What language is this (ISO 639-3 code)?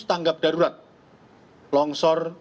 ind